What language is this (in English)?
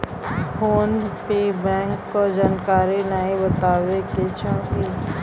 Bhojpuri